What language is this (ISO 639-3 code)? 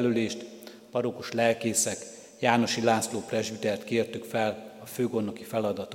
hun